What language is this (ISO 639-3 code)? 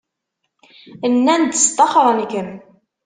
kab